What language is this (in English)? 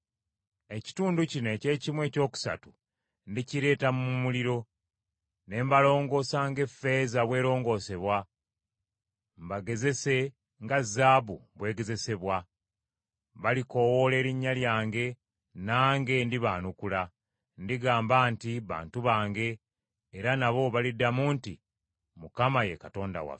Ganda